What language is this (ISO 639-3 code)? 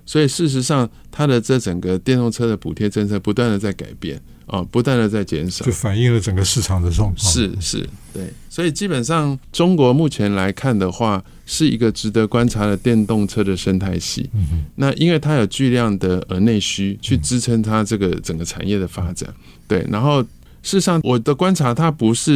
zho